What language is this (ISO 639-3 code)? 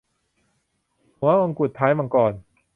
tha